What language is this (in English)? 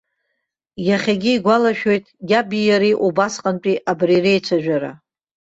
Abkhazian